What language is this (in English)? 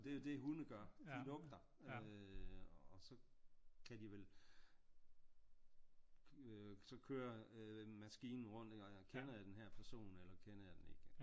Danish